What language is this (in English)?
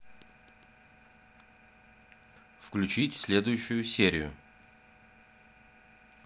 Russian